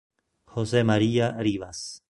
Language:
Italian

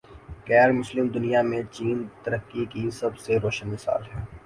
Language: Urdu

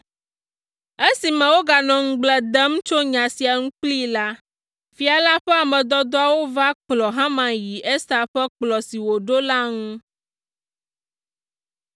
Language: Ewe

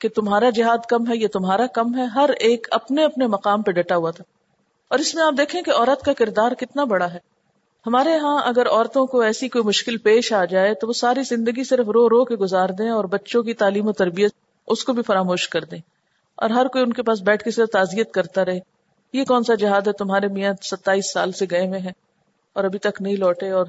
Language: Urdu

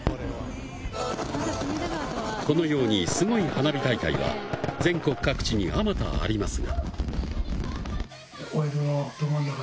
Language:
Japanese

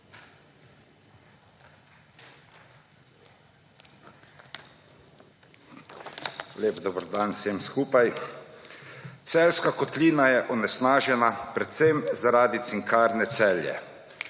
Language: Slovenian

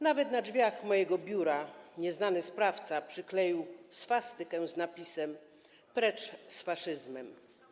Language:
Polish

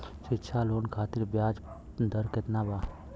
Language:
Bhojpuri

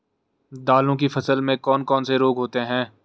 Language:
Hindi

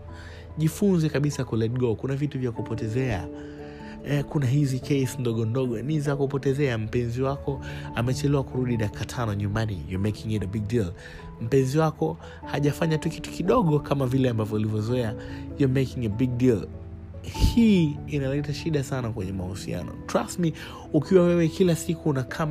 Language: Swahili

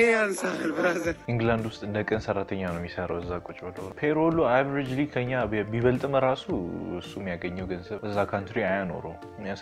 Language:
Arabic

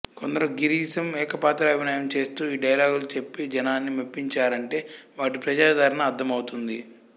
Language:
Telugu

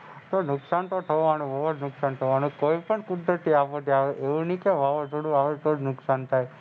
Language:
Gujarati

